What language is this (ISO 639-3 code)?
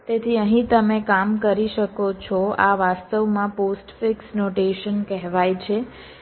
guj